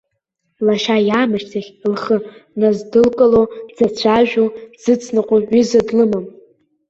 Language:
Abkhazian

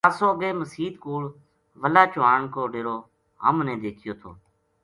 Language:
Gujari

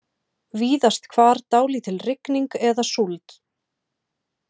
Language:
Icelandic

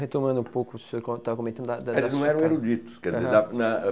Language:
Portuguese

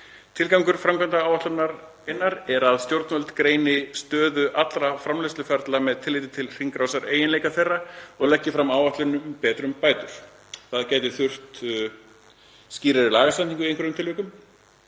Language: Icelandic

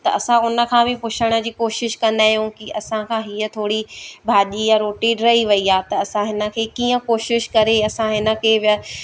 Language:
Sindhi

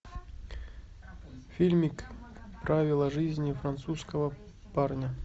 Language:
Russian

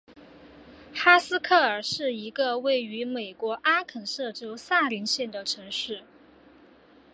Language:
Chinese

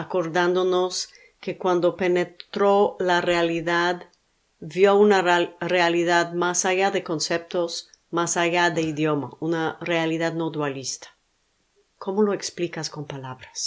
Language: Spanish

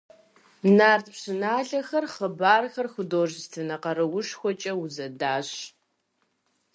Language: Kabardian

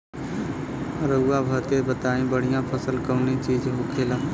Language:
Bhojpuri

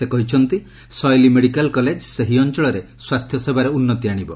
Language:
Odia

